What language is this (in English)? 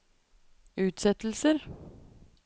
Norwegian